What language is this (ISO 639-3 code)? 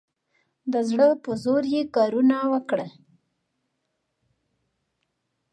pus